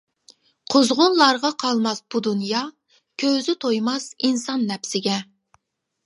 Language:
Uyghur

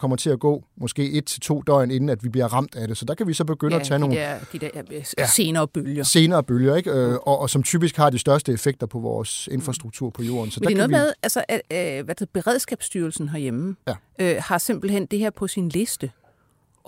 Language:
Danish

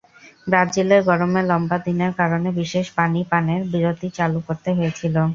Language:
Bangla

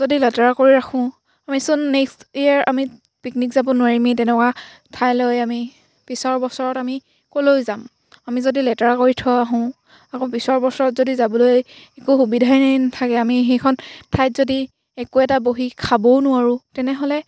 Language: Assamese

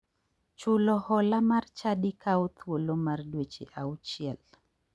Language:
Luo (Kenya and Tanzania)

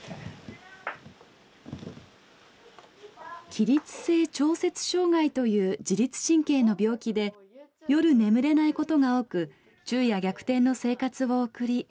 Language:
Japanese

